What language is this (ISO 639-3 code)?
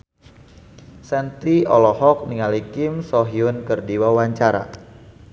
sun